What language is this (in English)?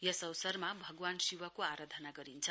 Nepali